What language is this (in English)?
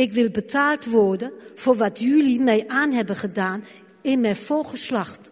Dutch